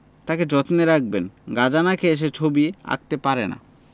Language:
Bangla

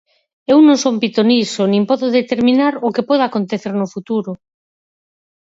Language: Galician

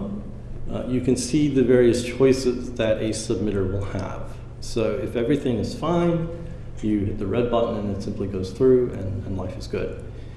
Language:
English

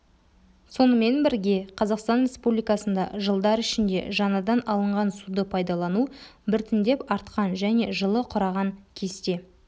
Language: Kazakh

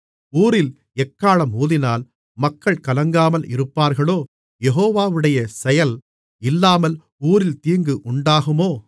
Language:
Tamil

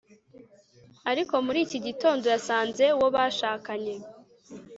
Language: Kinyarwanda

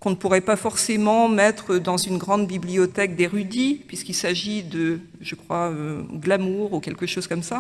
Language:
French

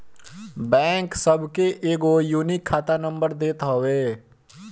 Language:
Bhojpuri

